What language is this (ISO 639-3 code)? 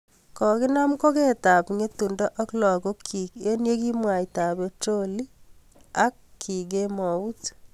kln